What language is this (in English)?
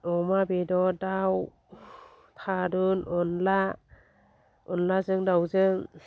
Bodo